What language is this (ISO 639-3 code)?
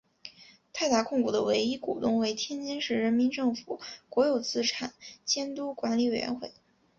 zho